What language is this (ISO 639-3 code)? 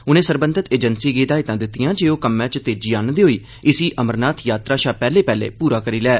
doi